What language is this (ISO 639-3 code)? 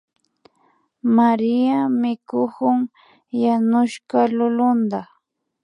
qvi